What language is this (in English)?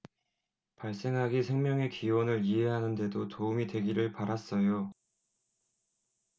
Korean